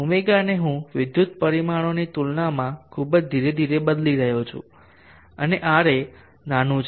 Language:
Gujarati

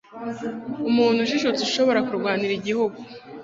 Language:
Kinyarwanda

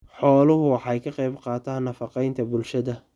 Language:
Somali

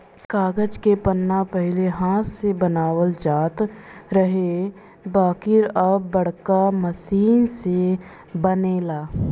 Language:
Bhojpuri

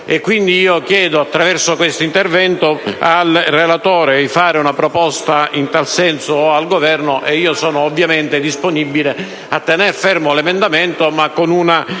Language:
Italian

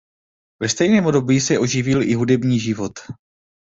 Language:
Czech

